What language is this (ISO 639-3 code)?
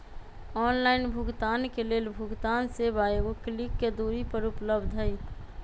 mag